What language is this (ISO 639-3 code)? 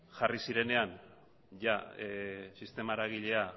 eus